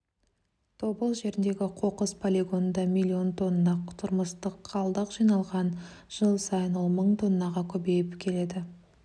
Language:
Kazakh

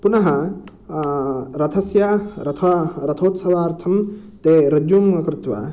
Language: Sanskrit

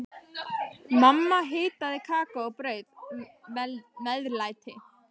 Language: Icelandic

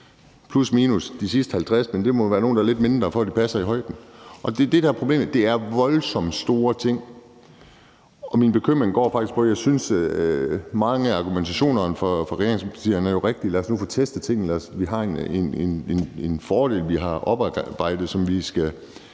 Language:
Danish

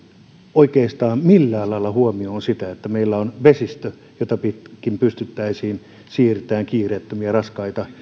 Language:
Finnish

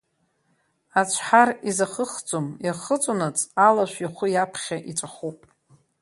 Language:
Abkhazian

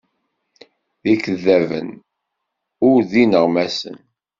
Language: Kabyle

